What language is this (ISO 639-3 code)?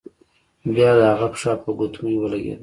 pus